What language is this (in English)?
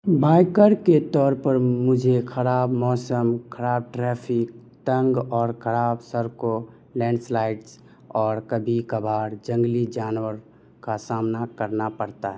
Urdu